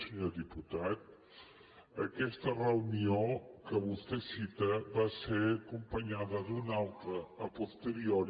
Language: Catalan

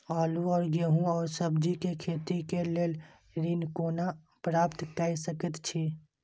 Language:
Maithili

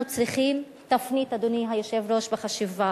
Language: Hebrew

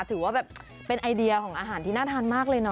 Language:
Thai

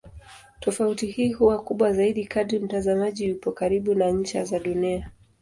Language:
Swahili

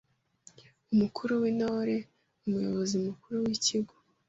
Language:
Kinyarwanda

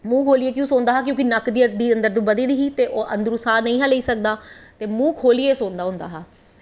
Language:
Dogri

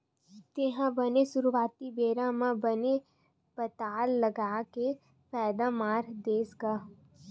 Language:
Chhattisgarhi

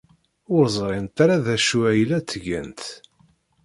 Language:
Kabyle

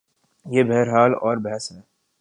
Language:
Urdu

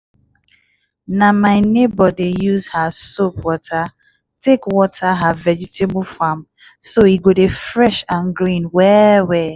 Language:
Nigerian Pidgin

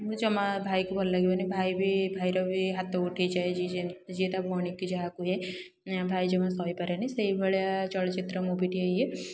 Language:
Odia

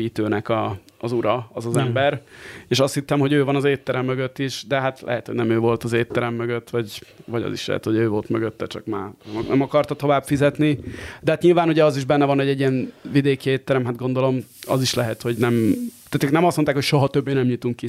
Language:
Hungarian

